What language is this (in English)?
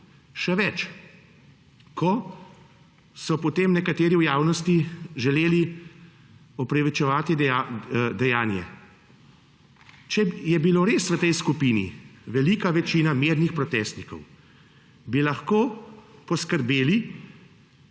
Slovenian